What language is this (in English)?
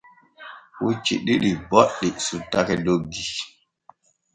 Borgu Fulfulde